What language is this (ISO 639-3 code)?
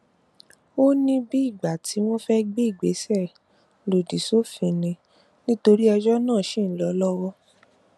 yor